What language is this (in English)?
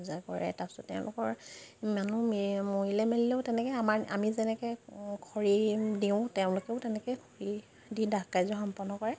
Assamese